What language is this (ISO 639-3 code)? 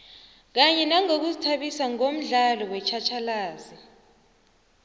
nbl